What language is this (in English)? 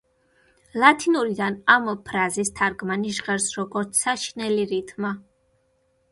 Georgian